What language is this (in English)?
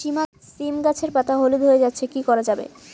Bangla